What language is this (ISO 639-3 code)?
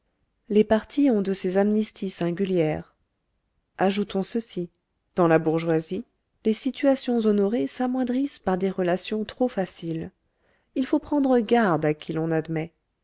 fra